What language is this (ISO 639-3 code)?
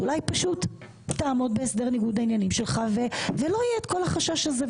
heb